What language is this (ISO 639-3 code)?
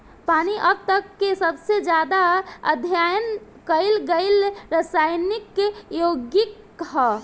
bho